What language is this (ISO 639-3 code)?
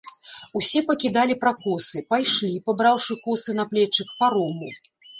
bel